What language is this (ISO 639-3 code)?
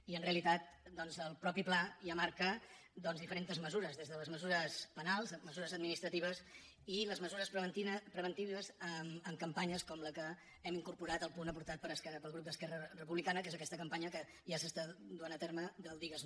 cat